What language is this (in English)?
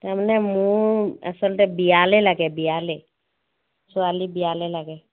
Assamese